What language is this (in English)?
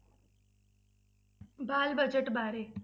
Punjabi